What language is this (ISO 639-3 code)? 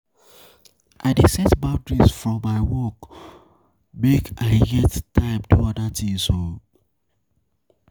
pcm